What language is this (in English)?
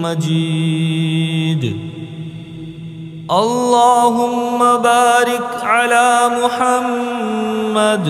Arabic